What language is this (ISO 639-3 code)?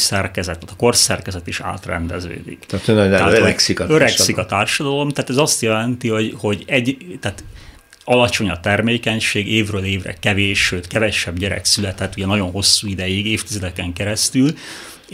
hun